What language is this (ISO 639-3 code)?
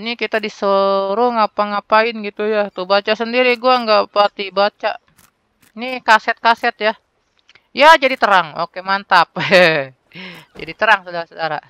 ind